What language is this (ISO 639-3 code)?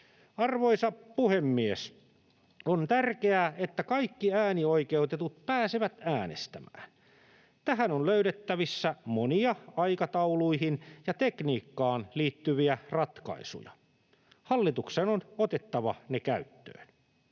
fin